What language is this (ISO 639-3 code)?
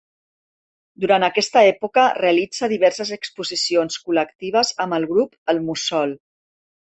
cat